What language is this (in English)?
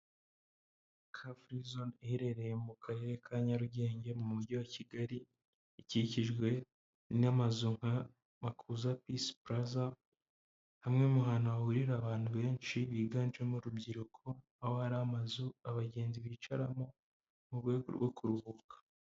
Kinyarwanda